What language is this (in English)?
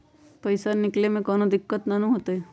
Magahi